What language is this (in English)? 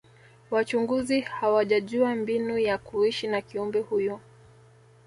Swahili